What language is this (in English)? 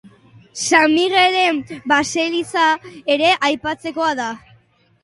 Basque